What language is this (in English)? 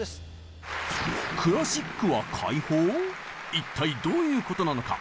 Japanese